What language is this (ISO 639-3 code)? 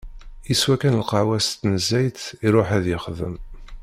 kab